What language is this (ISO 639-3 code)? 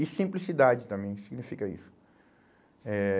por